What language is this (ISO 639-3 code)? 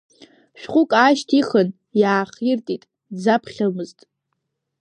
abk